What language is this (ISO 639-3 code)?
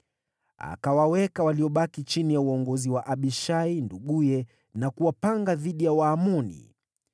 swa